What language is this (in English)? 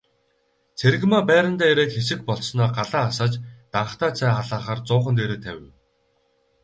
Mongolian